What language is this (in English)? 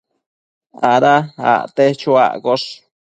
Matsés